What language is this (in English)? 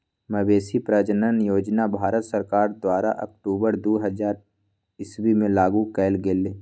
Magahi